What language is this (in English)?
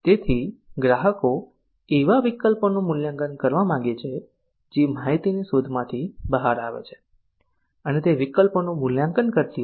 Gujarati